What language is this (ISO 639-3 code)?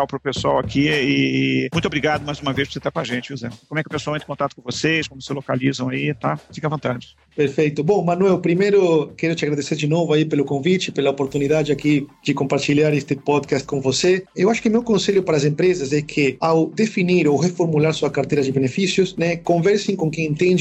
por